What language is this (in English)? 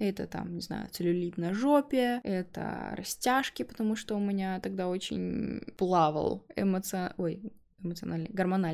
Russian